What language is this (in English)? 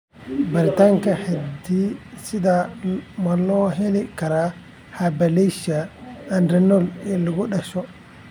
Somali